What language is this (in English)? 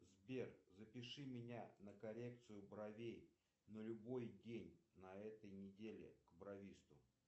Russian